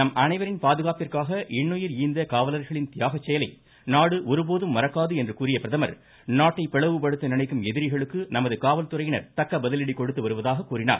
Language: Tamil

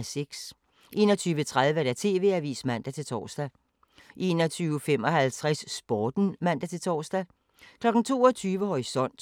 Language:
Danish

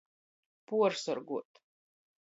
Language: Latgalian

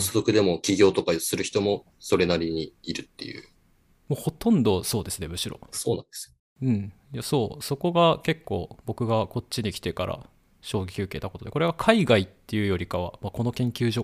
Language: Japanese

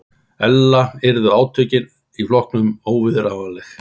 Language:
Icelandic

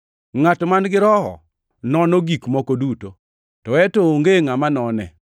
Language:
Luo (Kenya and Tanzania)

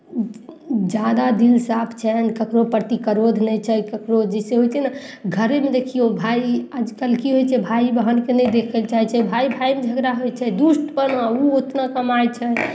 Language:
Maithili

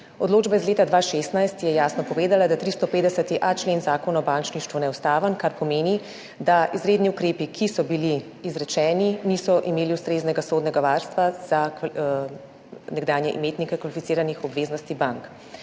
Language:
Slovenian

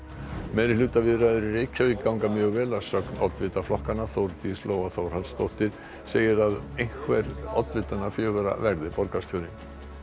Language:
Icelandic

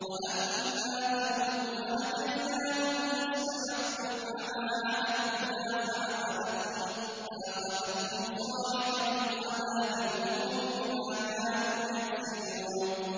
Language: Arabic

